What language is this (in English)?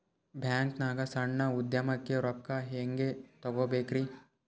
Kannada